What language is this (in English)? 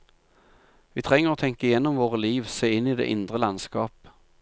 Norwegian